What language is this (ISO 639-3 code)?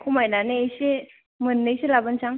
brx